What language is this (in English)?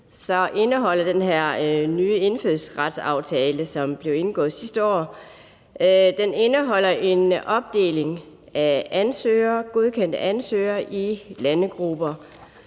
Danish